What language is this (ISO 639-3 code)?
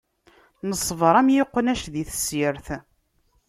kab